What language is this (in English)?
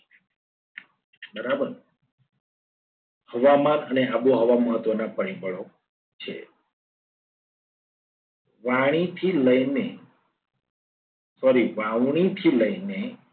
Gujarati